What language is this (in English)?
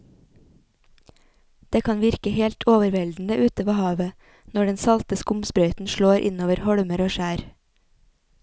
Norwegian